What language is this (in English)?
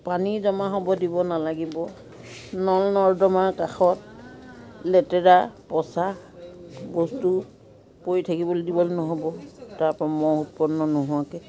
Assamese